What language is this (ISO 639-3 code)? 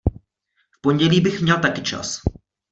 ces